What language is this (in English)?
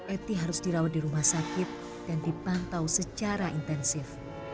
Indonesian